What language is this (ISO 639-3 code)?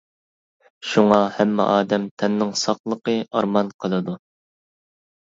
uig